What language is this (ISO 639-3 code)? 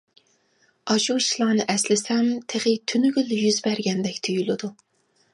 uig